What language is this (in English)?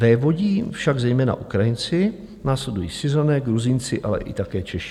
Czech